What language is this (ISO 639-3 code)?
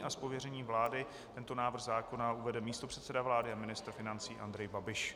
ces